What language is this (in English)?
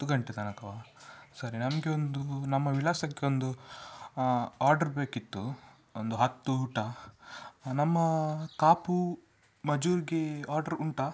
Kannada